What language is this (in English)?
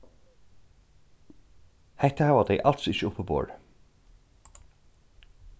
Faroese